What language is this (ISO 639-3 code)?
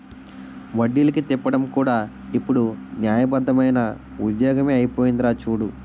tel